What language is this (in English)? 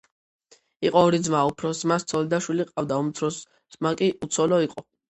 Georgian